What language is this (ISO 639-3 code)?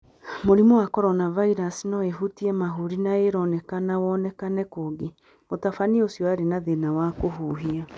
kik